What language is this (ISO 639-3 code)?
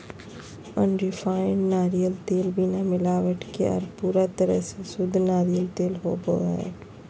mag